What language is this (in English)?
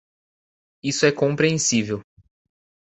Portuguese